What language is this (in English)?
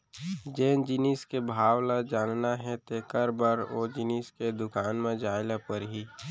Chhattisgarhi